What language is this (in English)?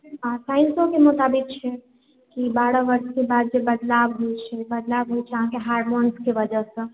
Maithili